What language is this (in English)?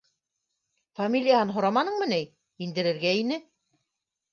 Bashkir